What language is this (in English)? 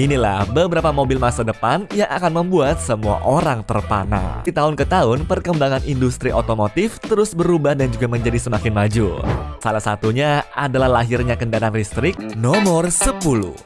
Indonesian